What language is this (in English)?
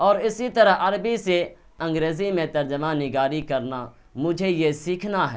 Urdu